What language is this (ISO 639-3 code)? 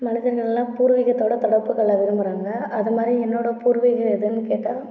tam